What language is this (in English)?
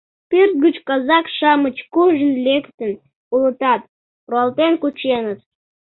Mari